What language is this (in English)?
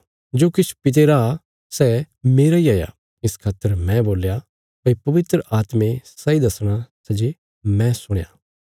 Bilaspuri